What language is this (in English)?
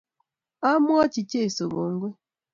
Kalenjin